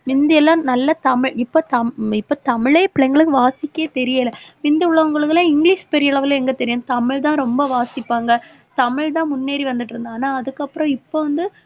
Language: Tamil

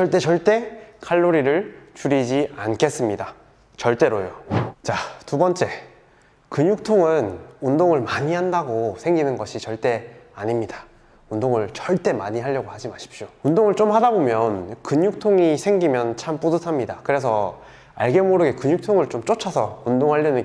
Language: Korean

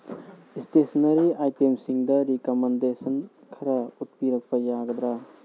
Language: Manipuri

